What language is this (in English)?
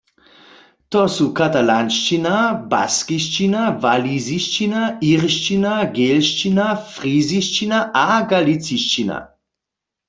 Upper Sorbian